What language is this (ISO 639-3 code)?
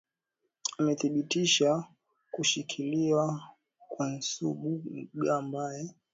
swa